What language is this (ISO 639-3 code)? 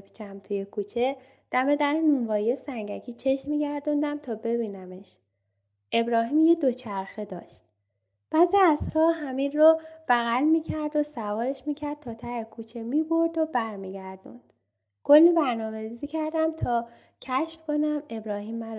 fas